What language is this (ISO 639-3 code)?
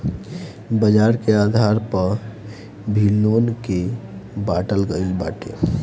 bho